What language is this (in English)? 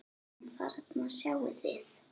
Icelandic